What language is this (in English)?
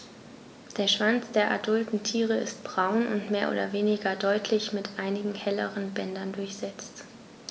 German